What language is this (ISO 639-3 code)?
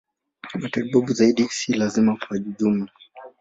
swa